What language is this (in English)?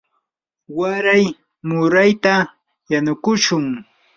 Yanahuanca Pasco Quechua